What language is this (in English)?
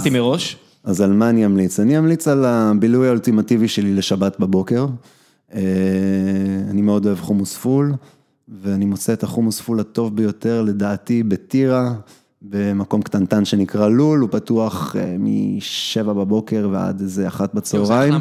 Hebrew